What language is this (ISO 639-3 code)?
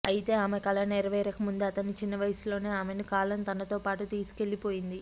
tel